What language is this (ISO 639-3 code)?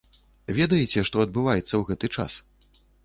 bel